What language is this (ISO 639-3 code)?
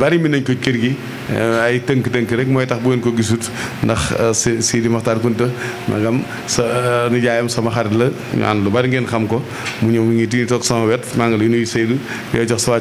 ind